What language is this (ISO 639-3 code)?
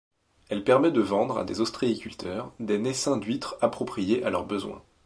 fra